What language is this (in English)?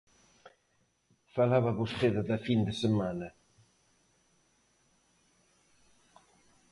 Galician